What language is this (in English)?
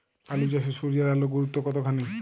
Bangla